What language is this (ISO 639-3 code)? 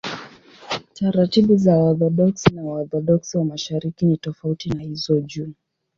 swa